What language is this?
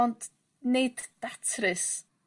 Welsh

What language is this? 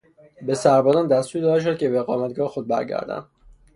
Persian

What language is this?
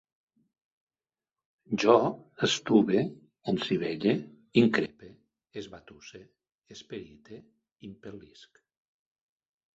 Catalan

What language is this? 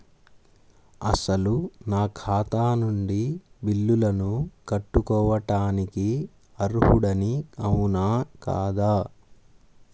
Telugu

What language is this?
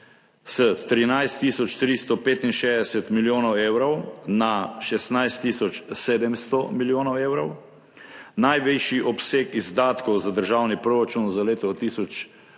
Slovenian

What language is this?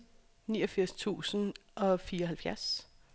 Danish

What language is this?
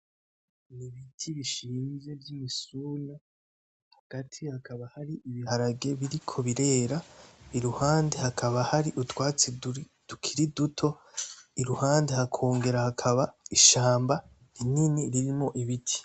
Rundi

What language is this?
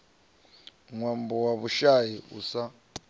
Venda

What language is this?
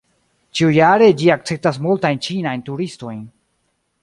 Esperanto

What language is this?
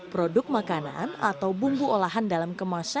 Indonesian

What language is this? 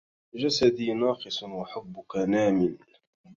Arabic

